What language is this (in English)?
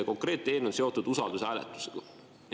Estonian